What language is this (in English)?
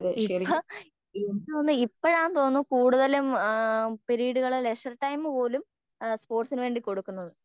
Malayalam